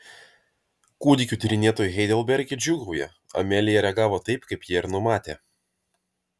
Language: Lithuanian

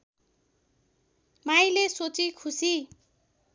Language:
Nepali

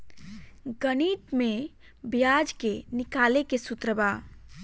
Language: Bhojpuri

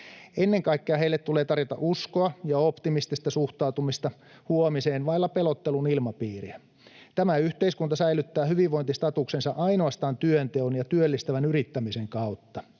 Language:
Finnish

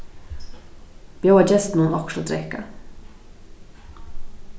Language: Faroese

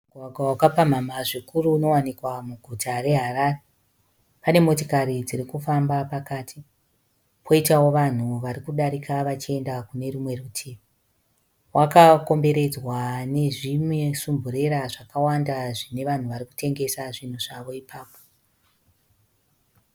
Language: Shona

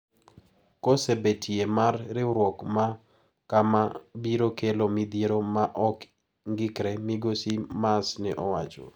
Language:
Luo (Kenya and Tanzania)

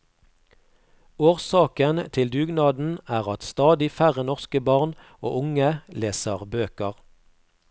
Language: Norwegian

